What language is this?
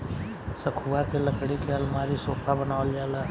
Bhojpuri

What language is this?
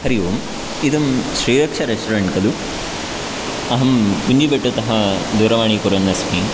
Sanskrit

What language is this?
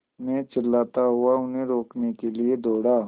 Hindi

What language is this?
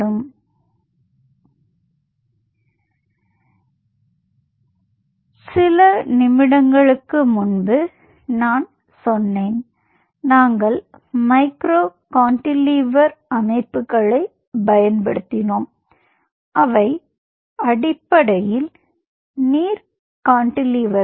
Tamil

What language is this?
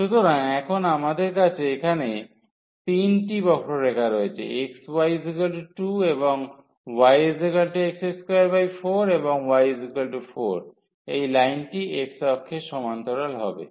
Bangla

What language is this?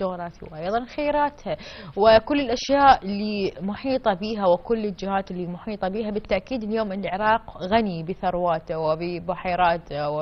Arabic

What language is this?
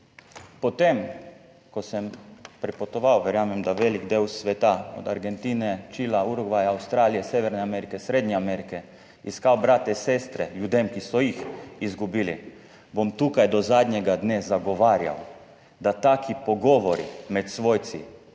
Slovenian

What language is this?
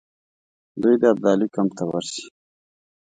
Pashto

